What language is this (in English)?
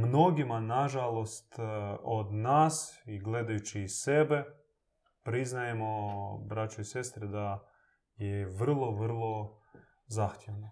Croatian